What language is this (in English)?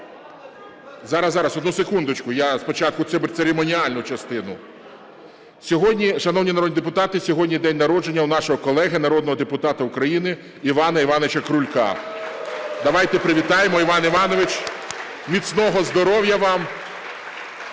Ukrainian